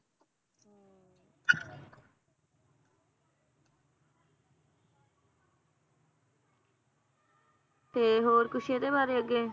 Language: Punjabi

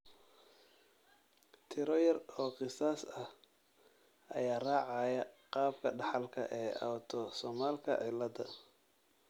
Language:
Somali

